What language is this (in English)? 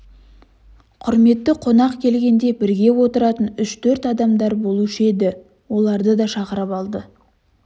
Kazakh